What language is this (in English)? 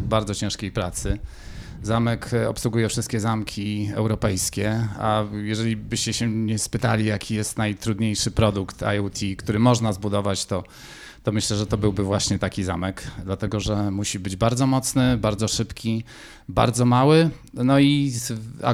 Polish